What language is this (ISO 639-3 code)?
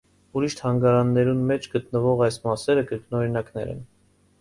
hye